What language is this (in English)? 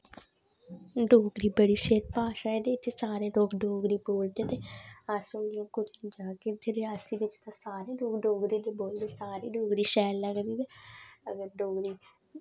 Dogri